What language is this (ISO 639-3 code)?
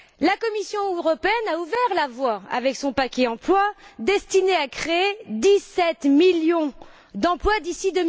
fra